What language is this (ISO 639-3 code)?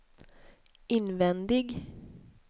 swe